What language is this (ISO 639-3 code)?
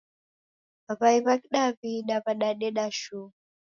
dav